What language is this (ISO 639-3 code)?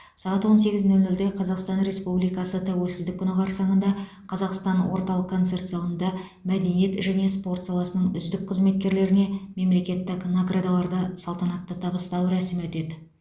kaz